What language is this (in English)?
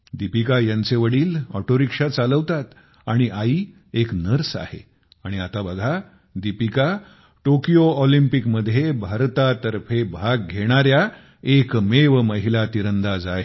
Marathi